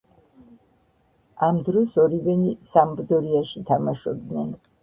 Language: Georgian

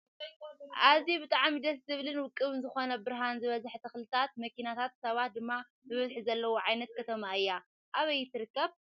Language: Tigrinya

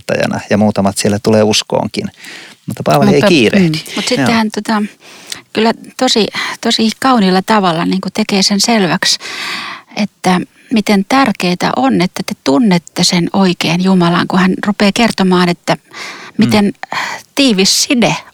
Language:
Finnish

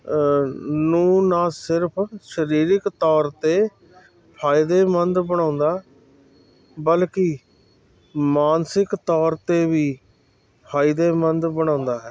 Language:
Punjabi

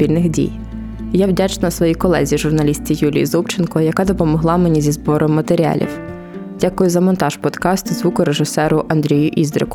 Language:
Ukrainian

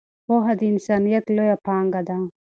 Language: Pashto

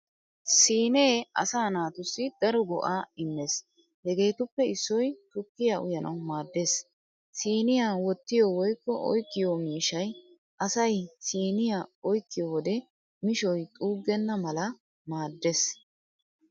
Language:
Wolaytta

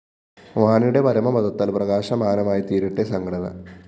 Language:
Malayalam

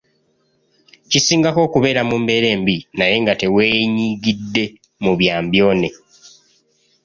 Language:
Ganda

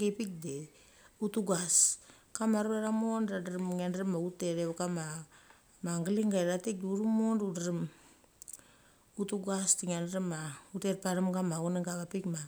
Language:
Mali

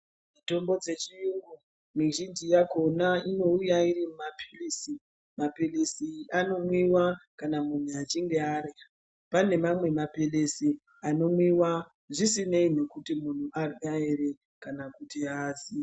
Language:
Ndau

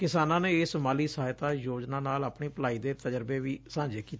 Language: Punjabi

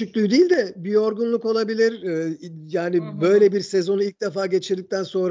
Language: Turkish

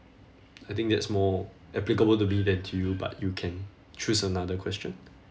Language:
English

